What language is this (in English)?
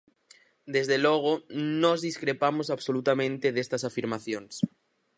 Galician